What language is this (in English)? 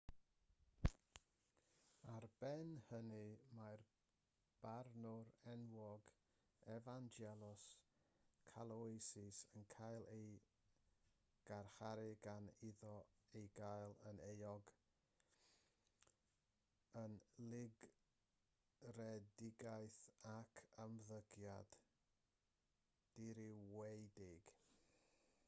Welsh